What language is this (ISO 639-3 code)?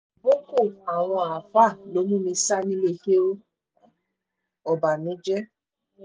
yor